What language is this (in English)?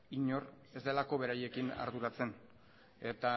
Basque